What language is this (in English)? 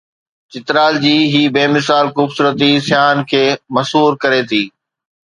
Sindhi